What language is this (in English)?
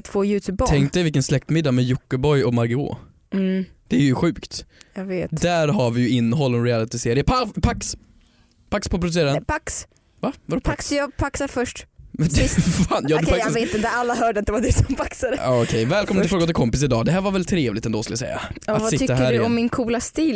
Swedish